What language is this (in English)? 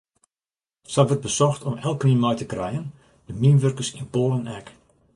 Western Frisian